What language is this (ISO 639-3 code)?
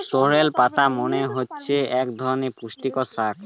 ben